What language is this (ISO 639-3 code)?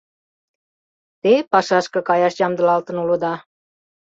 chm